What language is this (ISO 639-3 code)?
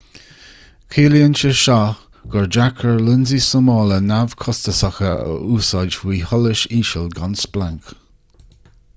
gle